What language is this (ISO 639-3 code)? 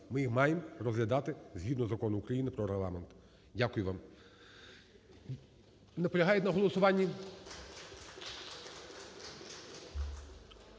ukr